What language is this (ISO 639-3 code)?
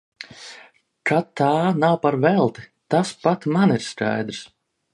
lav